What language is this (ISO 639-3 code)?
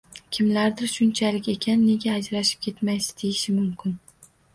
uzb